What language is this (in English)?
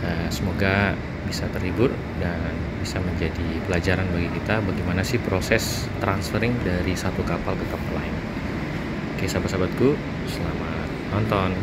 Indonesian